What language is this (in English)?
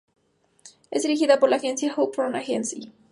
Spanish